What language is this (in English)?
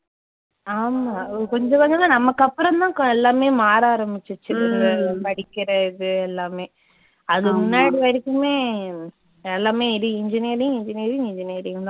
Tamil